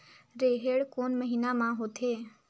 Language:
Chhattisgarhi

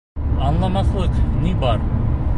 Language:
Bashkir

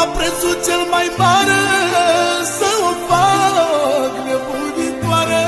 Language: Romanian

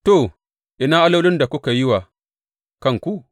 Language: Hausa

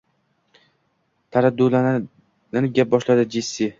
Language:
Uzbek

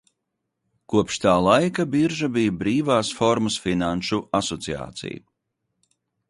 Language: Latvian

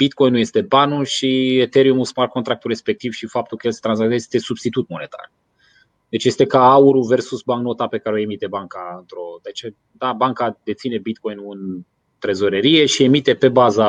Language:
Romanian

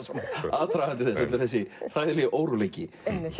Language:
Icelandic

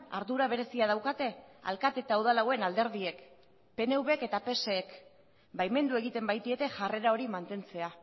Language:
Basque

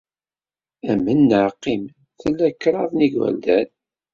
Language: Kabyle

